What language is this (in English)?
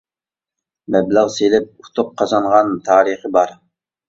Uyghur